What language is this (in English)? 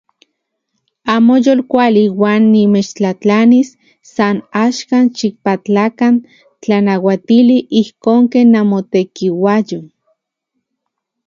Central Puebla Nahuatl